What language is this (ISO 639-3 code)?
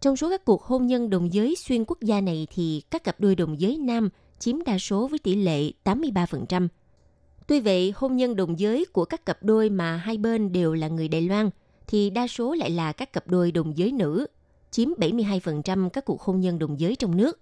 vie